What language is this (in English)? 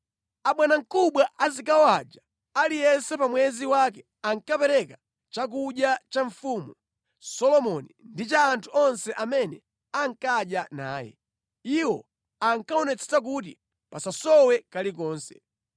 Nyanja